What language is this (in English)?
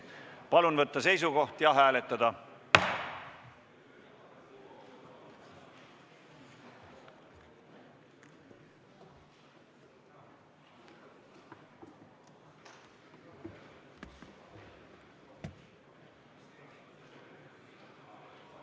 Estonian